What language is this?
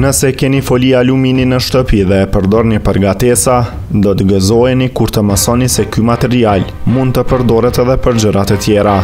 Romanian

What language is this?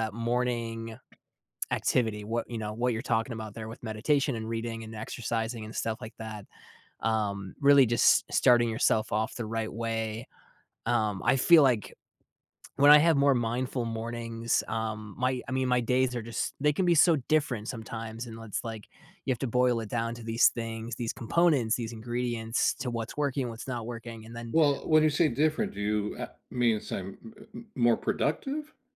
English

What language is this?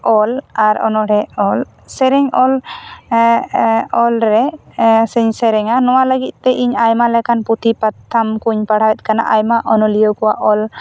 Santali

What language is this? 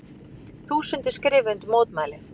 Icelandic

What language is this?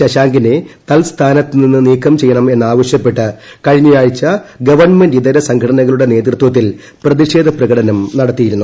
Malayalam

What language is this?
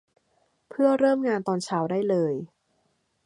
Thai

